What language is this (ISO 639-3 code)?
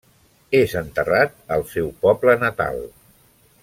cat